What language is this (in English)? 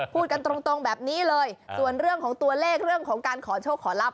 Thai